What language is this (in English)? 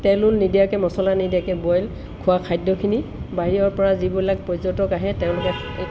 Assamese